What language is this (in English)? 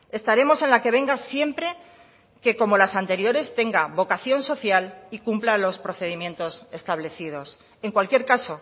Spanish